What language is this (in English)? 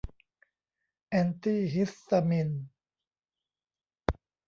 Thai